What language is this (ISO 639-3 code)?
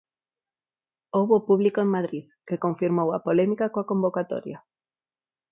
glg